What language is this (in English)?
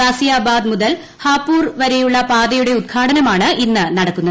Malayalam